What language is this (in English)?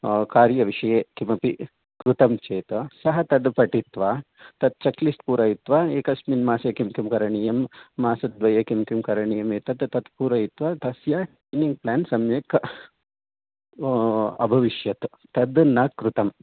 Sanskrit